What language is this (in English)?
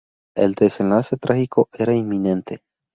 Spanish